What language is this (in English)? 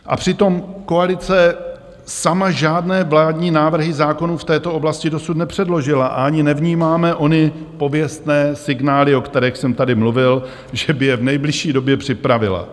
Czech